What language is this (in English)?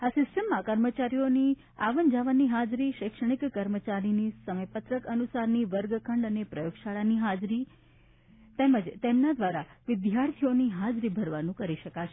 Gujarati